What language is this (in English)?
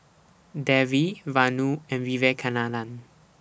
English